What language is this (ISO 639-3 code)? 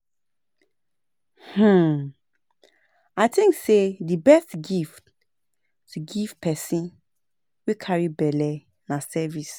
pcm